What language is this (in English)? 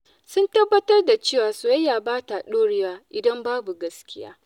Hausa